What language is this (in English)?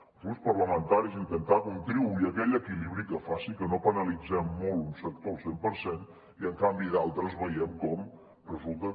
Catalan